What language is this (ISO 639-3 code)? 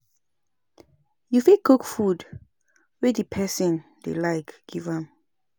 pcm